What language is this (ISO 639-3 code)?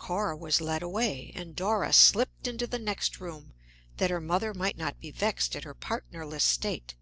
eng